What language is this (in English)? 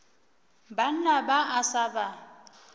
Northern Sotho